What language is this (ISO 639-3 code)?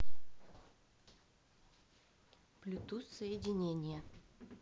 rus